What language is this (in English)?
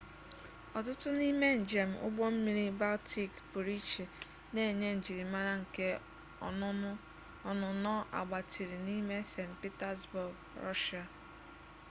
Igbo